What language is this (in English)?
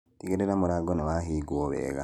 Kikuyu